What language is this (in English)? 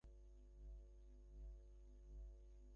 Bangla